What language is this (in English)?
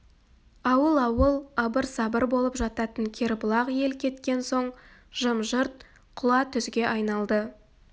Kazakh